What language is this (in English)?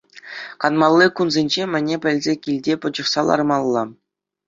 Chuvash